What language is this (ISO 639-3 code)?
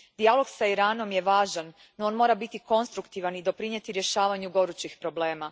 hrv